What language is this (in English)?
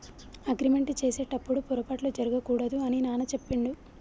Telugu